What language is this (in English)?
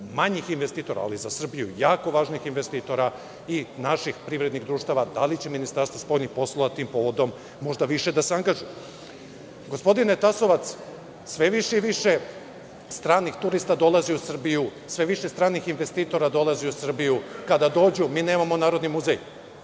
Serbian